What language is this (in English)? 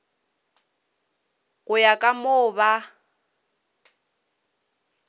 Northern Sotho